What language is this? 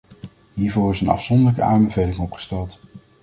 Dutch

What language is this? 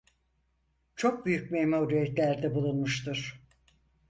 Turkish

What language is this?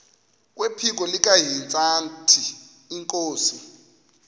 Xhosa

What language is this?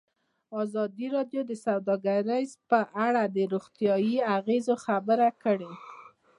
Pashto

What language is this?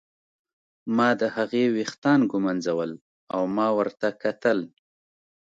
Pashto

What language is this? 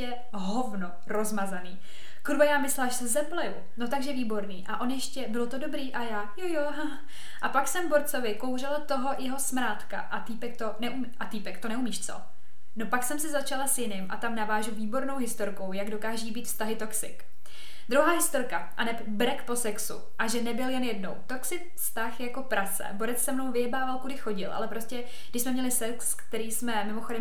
Czech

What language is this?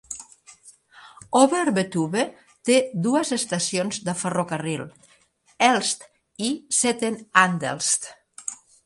Catalan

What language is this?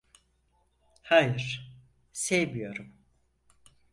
Turkish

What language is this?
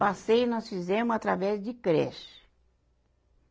Portuguese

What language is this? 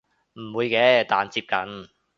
Cantonese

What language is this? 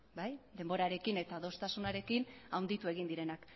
Basque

